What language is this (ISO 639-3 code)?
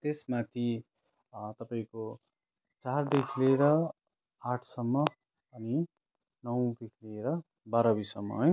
nep